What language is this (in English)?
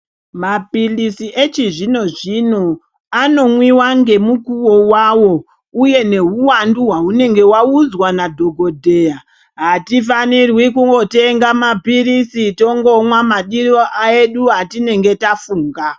Ndau